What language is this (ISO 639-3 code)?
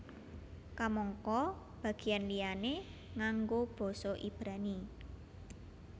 jav